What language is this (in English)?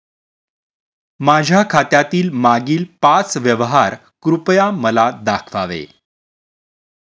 Marathi